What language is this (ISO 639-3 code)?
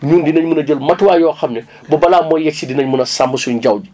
wol